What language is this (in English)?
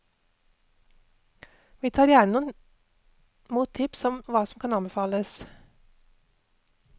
Norwegian